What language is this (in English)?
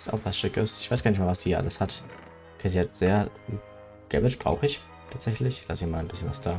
German